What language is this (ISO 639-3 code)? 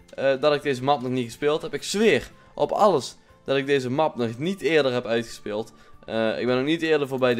nld